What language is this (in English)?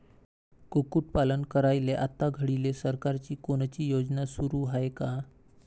Marathi